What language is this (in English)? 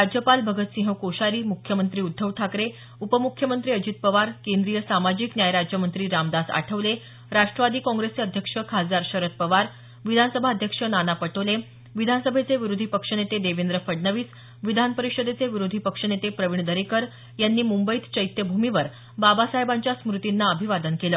Marathi